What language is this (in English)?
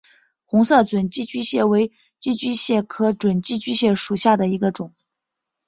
Chinese